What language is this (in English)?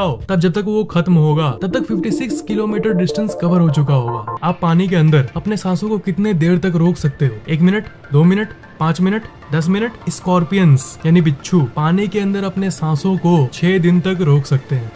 Hindi